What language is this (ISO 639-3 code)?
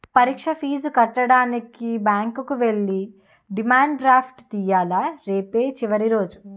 tel